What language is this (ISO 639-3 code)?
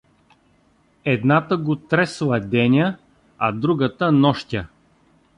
bul